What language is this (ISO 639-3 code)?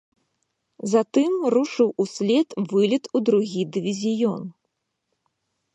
bel